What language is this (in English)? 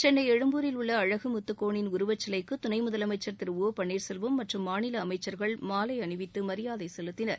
Tamil